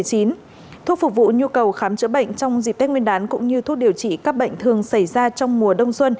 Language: Vietnamese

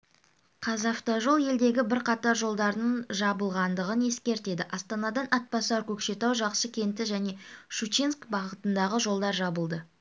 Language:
Kazakh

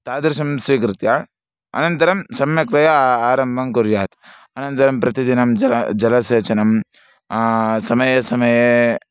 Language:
Sanskrit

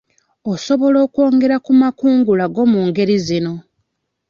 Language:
Ganda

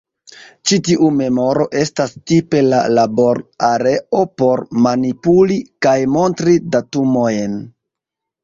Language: Esperanto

